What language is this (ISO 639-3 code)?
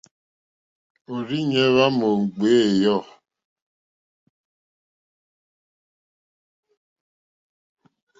bri